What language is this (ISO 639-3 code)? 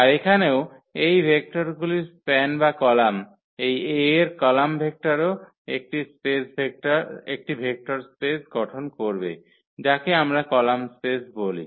ben